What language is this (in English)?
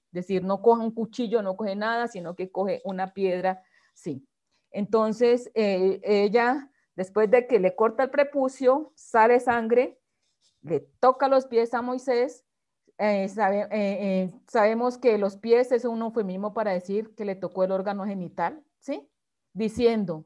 Spanish